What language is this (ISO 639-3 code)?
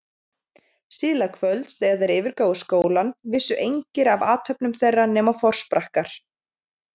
isl